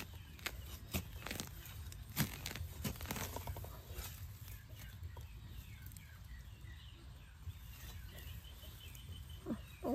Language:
Thai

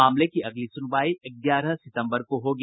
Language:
Hindi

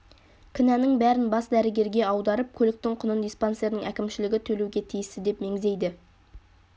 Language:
Kazakh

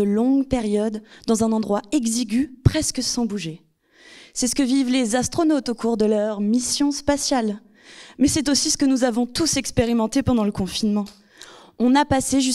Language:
French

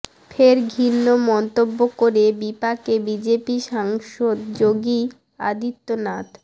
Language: Bangla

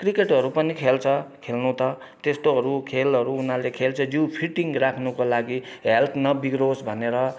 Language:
Nepali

